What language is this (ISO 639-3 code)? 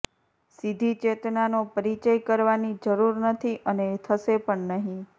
guj